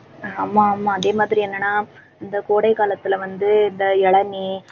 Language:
Tamil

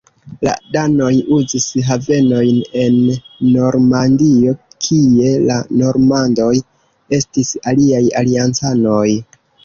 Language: Esperanto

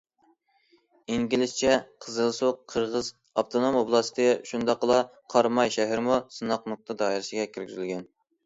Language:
Uyghur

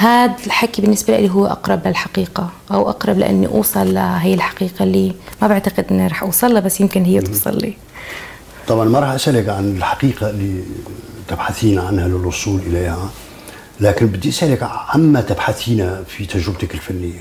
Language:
Arabic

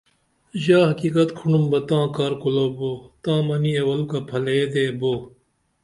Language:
Dameli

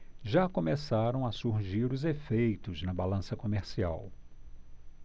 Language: Portuguese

